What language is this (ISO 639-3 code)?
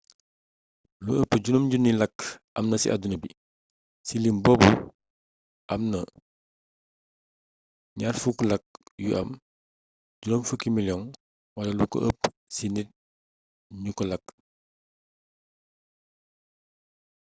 wol